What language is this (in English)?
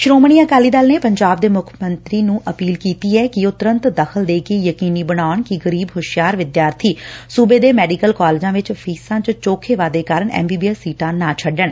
Punjabi